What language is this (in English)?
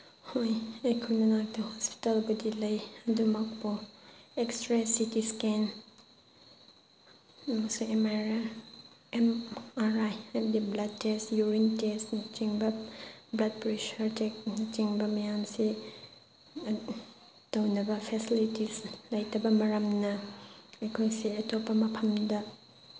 Manipuri